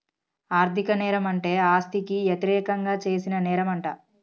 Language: Telugu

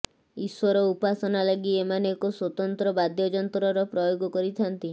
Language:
Odia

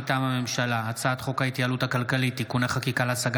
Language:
Hebrew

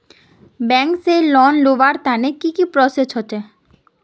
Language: Magahi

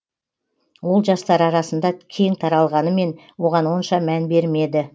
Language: Kazakh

